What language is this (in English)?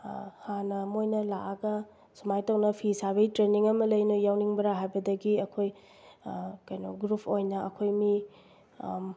Manipuri